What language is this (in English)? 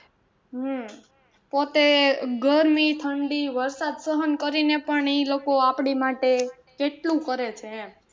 Gujarati